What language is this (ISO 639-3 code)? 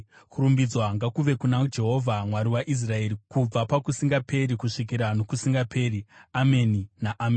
sna